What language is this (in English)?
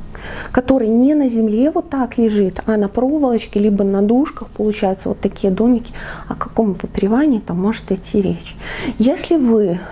Russian